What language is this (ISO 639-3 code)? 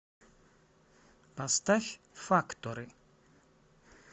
rus